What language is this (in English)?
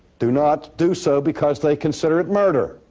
English